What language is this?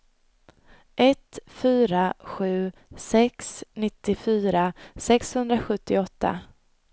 Swedish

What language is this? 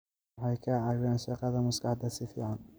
Somali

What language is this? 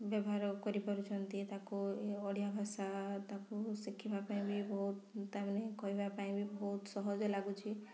Odia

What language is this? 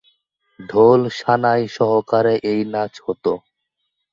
Bangla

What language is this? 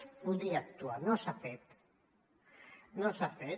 Catalan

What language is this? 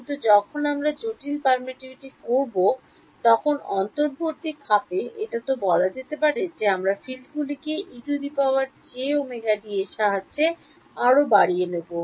Bangla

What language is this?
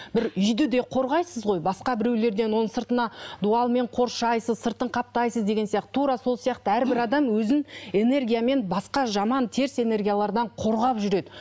Kazakh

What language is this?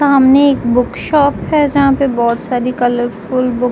Hindi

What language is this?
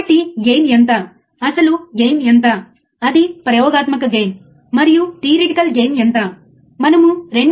Telugu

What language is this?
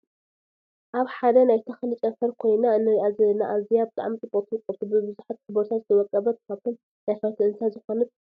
Tigrinya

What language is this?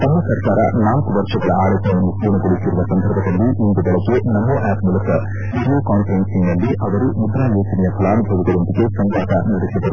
Kannada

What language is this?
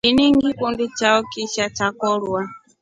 Rombo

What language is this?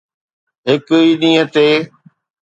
Sindhi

